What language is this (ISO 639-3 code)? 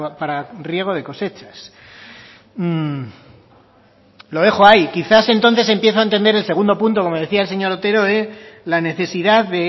spa